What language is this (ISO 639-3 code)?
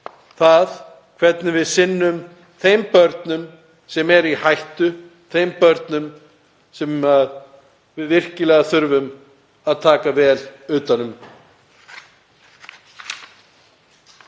isl